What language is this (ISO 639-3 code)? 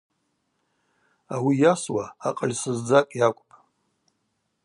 abq